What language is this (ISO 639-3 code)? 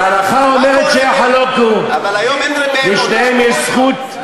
heb